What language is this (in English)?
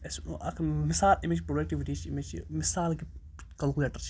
Kashmiri